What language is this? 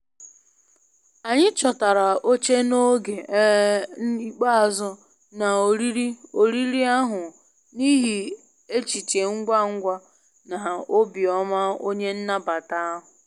Igbo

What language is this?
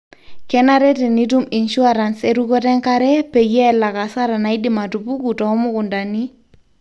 Masai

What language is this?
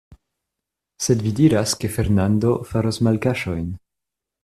Esperanto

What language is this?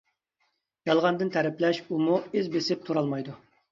Uyghur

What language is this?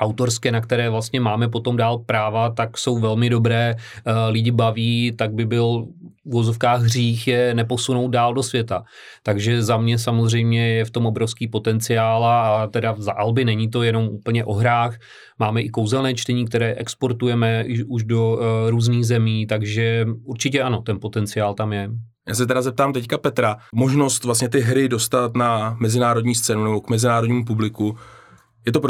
Czech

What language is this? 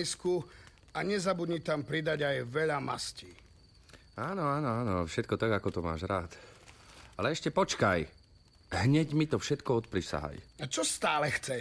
Slovak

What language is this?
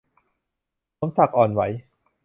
Thai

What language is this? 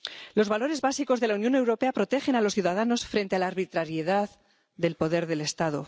Spanish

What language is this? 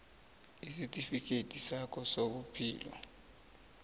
South Ndebele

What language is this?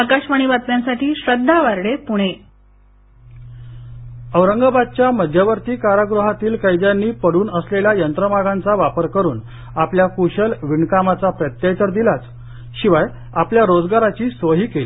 Marathi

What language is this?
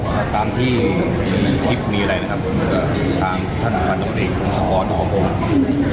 Thai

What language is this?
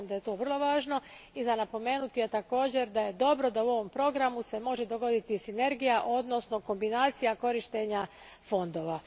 Croatian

